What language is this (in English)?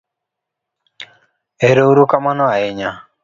Luo (Kenya and Tanzania)